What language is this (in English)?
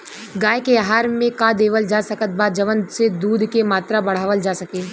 Bhojpuri